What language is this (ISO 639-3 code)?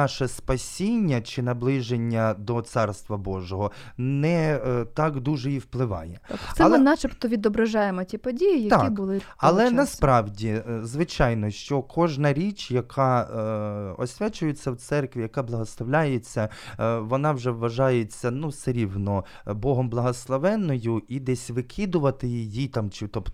ukr